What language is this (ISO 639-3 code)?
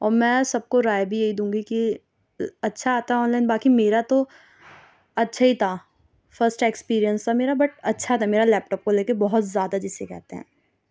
urd